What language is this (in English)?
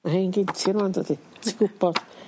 Welsh